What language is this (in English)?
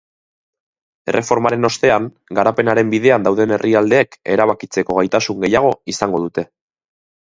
Basque